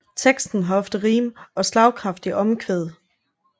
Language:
Danish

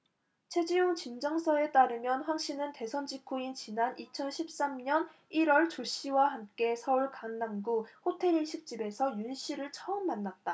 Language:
Korean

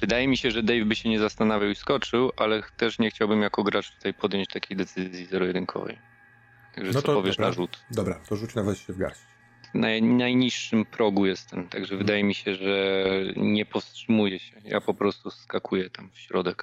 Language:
Polish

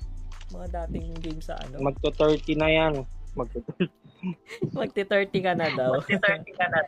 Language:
Filipino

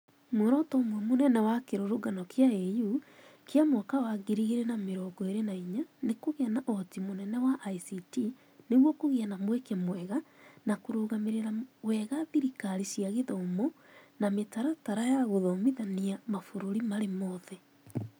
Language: Kikuyu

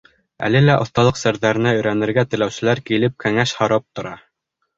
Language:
Bashkir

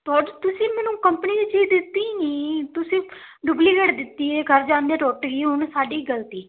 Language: Punjabi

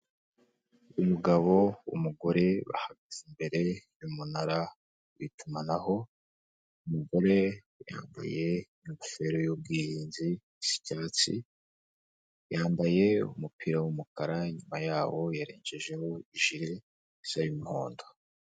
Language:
Kinyarwanda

